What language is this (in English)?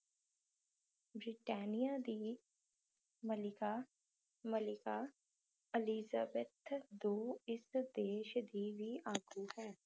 Punjabi